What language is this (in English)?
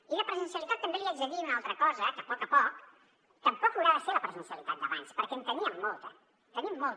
Catalan